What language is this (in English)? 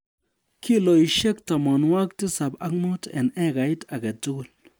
Kalenjin